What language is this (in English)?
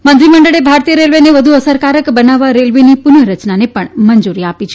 Gujarati